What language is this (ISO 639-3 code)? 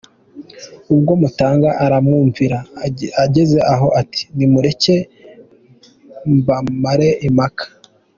kin